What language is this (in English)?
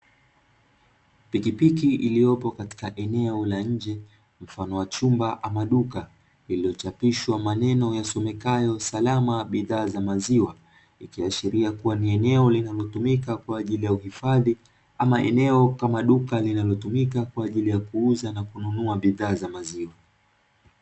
Swahili